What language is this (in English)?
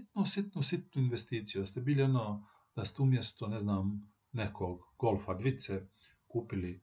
Croatian